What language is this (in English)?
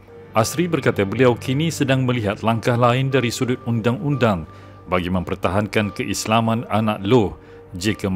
Malay